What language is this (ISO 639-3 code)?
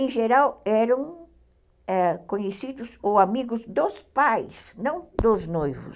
por